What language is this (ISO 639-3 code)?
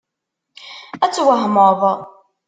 kab